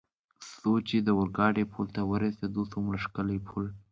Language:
Pashto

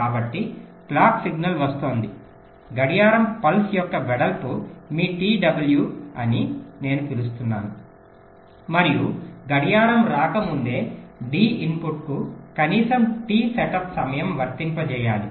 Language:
Telugu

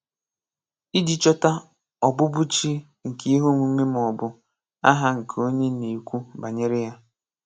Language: Igbo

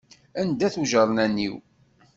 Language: Kabyle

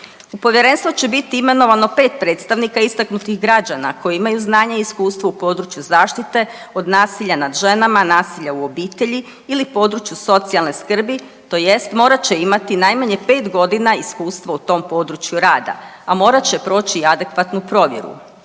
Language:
Croatian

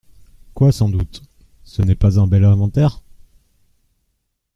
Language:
French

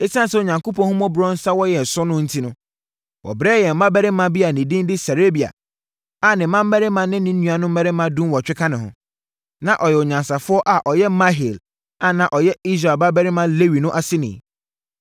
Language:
Akan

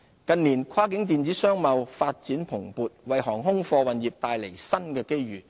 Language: Cantonese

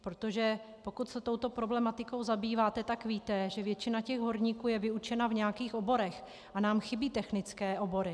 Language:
Czech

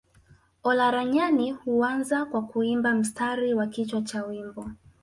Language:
Swahili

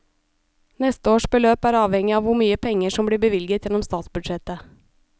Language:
Norwegian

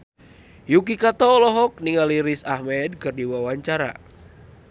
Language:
Sundanese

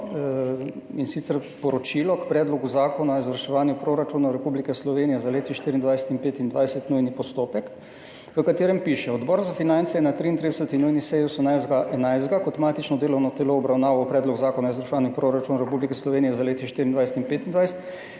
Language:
Slovenian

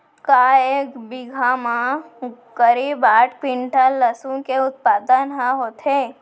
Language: Chhattisgarhi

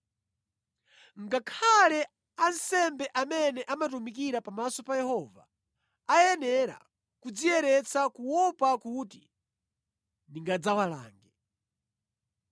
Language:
Nyanja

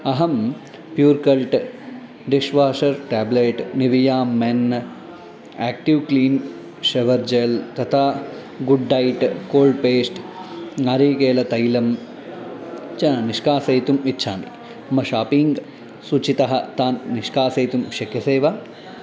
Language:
Sanskrit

